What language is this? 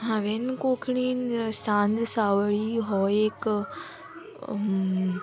Konkani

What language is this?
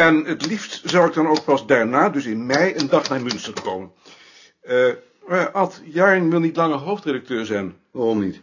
Dutch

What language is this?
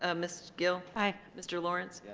English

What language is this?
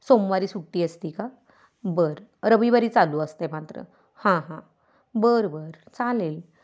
Marathi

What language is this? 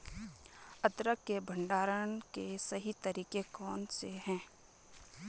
Hindi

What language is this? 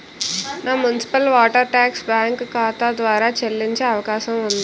Telugu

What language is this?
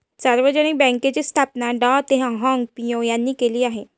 Marathi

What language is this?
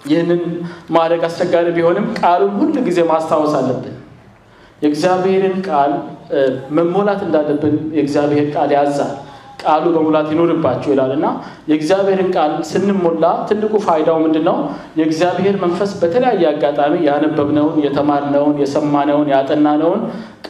Amharic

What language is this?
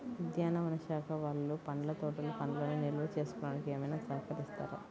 Telugu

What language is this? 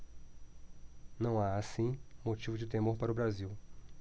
Portuguese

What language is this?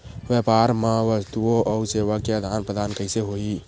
Chhattisgarhi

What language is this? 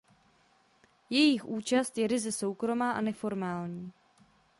Czech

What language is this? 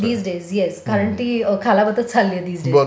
Marathi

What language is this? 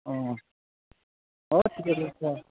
Assamese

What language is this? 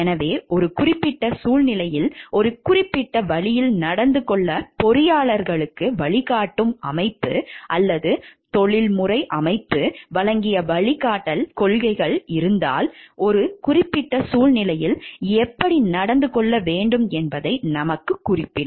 Tamil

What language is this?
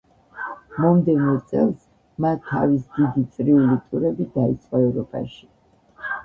Georgian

